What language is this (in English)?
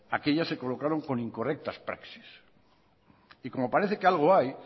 Spanish